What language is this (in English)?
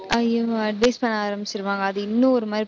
Tamil